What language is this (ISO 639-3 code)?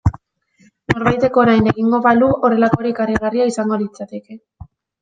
eus